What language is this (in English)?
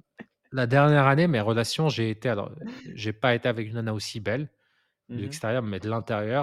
French